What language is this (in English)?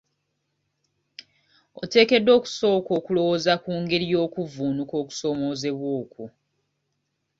Ganda